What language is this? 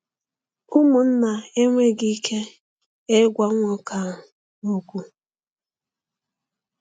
Igbo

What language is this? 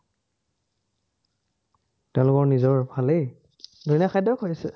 Assamese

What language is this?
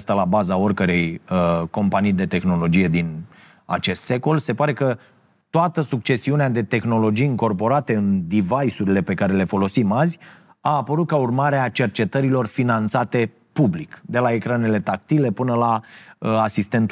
Romanian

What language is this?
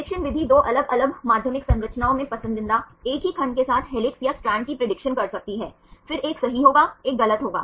Hindi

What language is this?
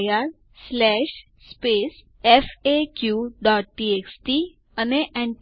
Gujarati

